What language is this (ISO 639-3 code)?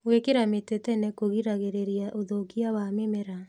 kik